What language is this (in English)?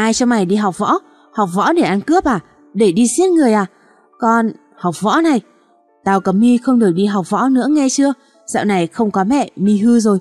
Vietnamese